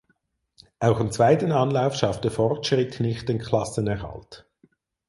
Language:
German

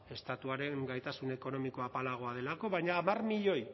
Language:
Basque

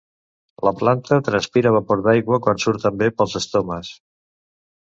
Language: Catalan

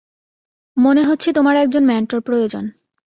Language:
Bangla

